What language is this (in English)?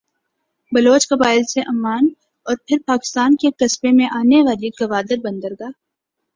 Urdu